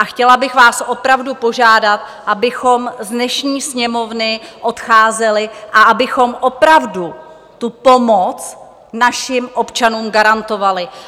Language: Czech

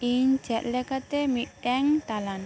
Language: Santali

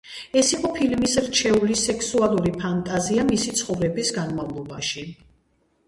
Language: Georgian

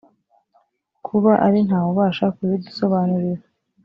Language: Kinyarwanda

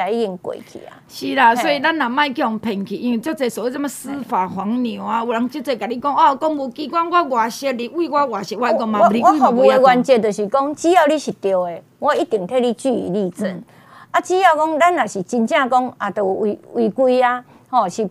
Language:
Chinese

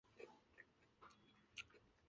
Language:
Chinese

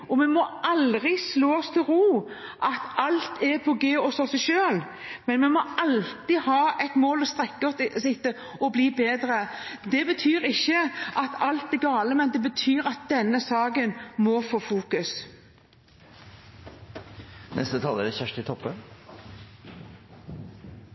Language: Norwegian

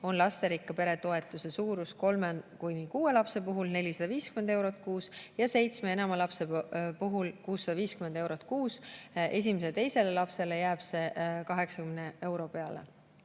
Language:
Estonian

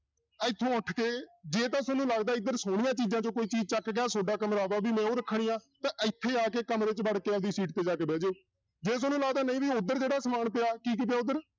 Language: Punjabi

